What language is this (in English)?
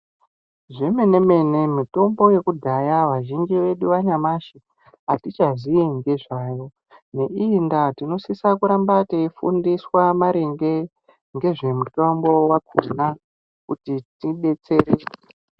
Ndau